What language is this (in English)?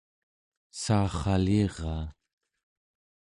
Central Yupik